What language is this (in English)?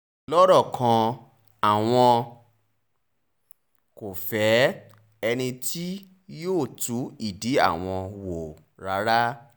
Yoruba